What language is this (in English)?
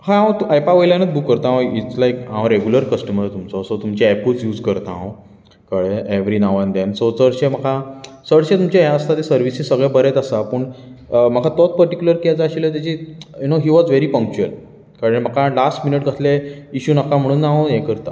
Konkani